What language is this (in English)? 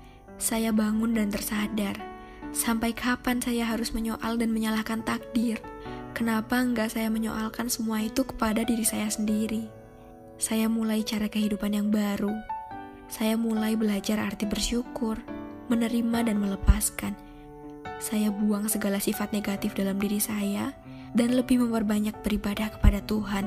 Indonesian